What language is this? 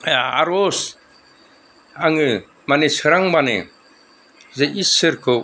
Bodo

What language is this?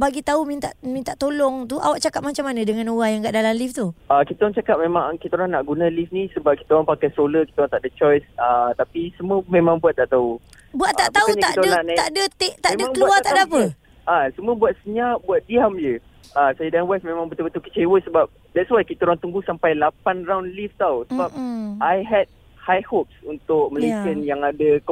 Malay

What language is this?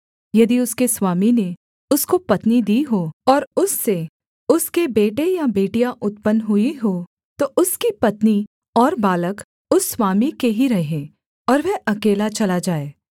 Hindi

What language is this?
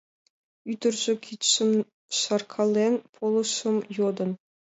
Mari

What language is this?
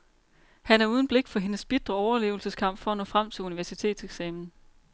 Danish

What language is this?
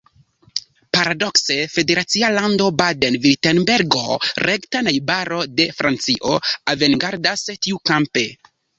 Esperanto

